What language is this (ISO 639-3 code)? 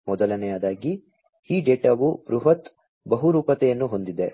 kan